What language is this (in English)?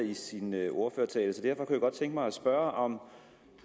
Danish